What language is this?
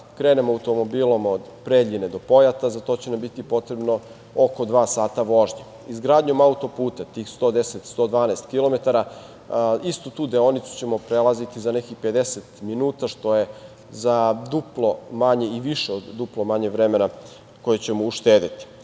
Serbian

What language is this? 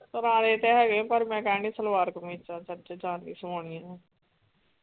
Punjabi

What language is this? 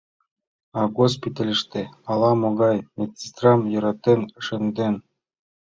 Mari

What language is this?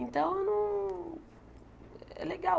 Portuguese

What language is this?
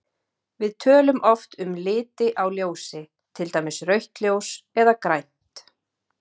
Icelandic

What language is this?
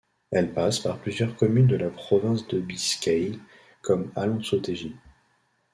French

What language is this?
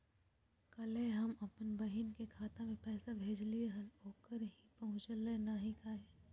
Magahi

